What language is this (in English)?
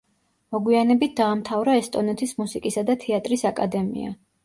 Georgian